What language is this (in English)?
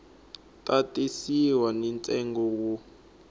Tsonga